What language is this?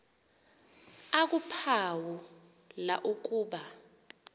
Xhosa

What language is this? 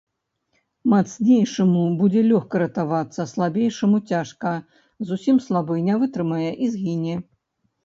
Belarusian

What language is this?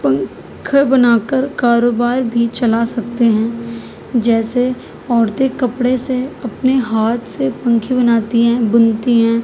Urdu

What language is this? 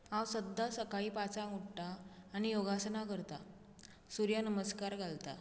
Konkani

